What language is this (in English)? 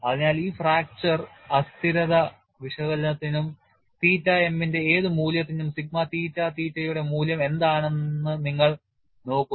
Malayalam